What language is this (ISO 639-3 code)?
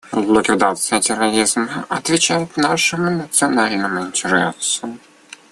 rus